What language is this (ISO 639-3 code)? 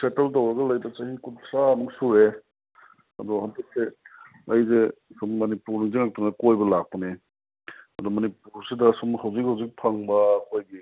mni